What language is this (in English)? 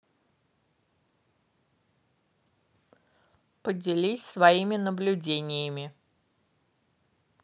Russian